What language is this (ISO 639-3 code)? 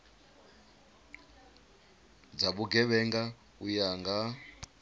ven